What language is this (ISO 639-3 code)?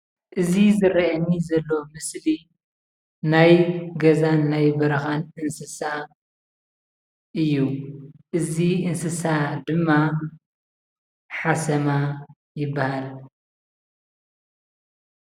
tir